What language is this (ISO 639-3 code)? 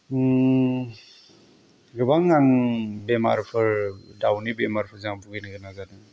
brx